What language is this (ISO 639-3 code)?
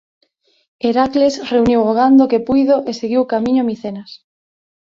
glg